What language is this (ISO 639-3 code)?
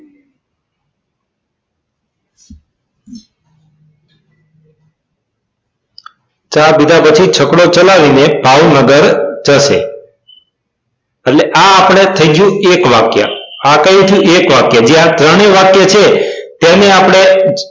guj